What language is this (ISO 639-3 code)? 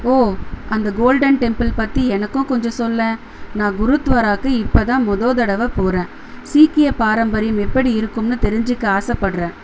tam